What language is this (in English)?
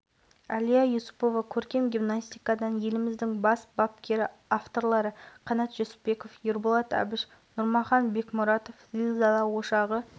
Kazakh